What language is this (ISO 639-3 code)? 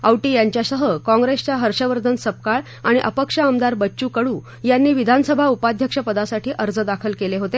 mar